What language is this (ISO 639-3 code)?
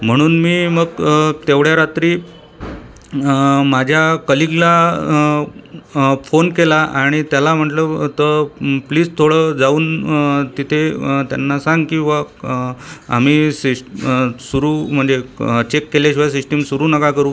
mar